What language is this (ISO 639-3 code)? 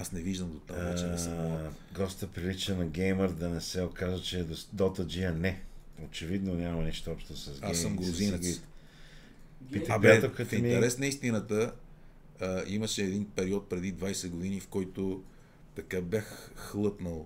bul